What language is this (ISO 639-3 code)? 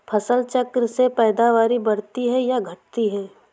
hin